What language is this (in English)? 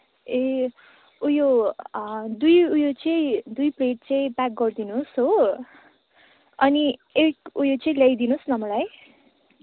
Nepali